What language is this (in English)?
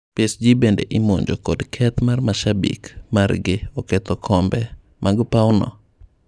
Luo (Kenya and Tanzania)